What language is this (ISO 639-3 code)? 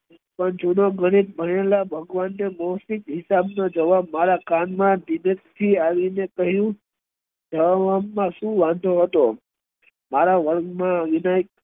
guj